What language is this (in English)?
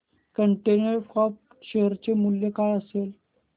Marathi